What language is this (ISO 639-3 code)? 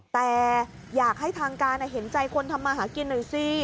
tha